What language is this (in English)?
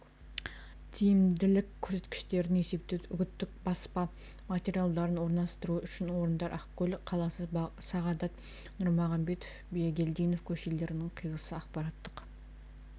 Kazakh